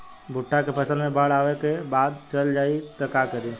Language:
Bhojpuri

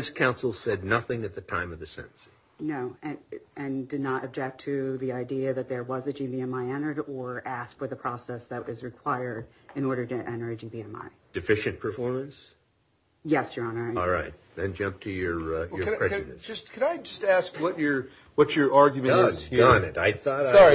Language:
English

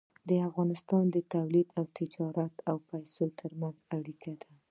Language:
Pashto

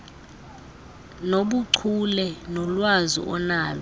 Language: Xhosa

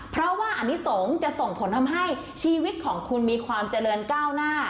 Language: Thai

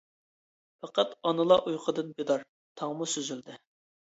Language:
Uyghur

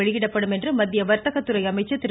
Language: Tamil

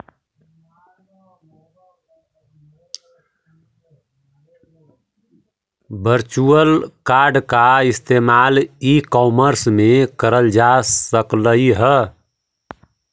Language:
Magahi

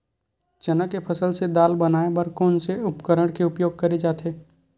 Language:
Chhattisgarhi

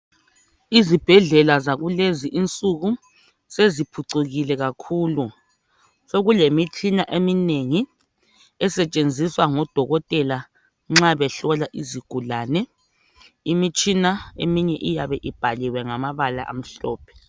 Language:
North Ndebele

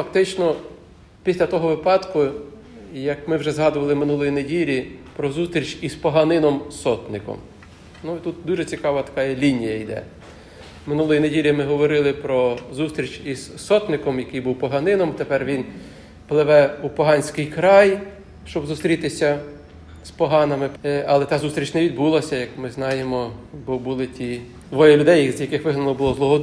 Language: Ukrainian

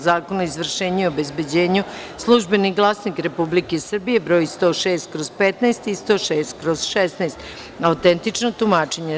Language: Serbian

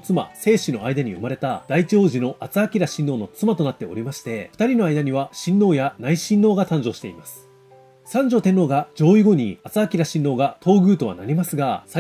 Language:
Japanese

